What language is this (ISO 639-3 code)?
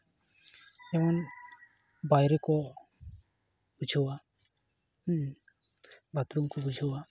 sat